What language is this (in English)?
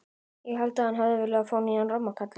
Icelandic